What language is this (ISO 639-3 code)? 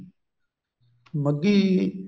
pan